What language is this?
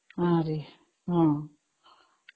Odia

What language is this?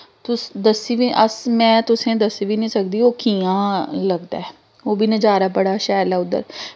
Dogri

